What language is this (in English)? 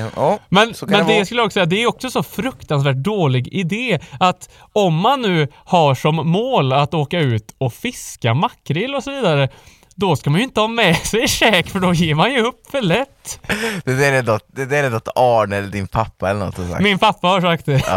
Swedish